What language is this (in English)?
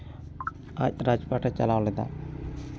Santali